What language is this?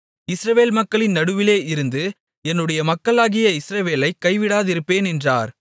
Tamil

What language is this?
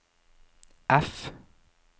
Norwegian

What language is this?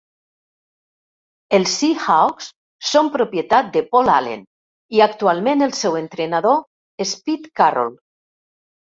Catalan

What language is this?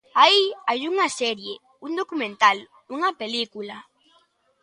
Galician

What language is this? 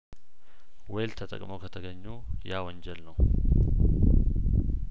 Amharic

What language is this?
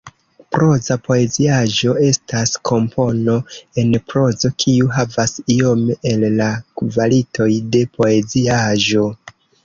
Esperanto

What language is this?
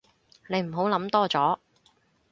Cantonese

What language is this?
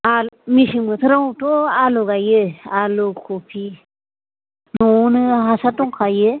Bodo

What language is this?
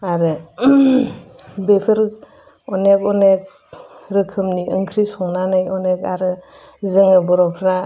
Bodo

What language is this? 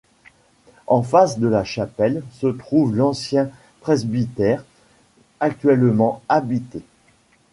French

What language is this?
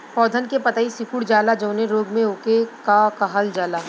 Bhojpuri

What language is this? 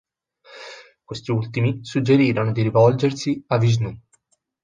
Italian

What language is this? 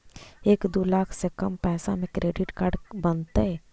Magahi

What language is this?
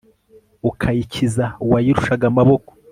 Kinyarwanda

